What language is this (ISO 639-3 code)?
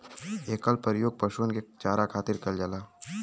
bho